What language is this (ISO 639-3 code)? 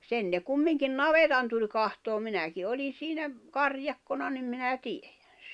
fin